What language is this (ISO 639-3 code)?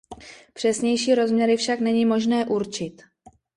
ces